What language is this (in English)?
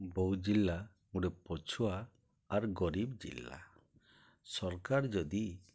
Odia